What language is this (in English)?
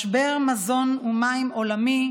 Hebrew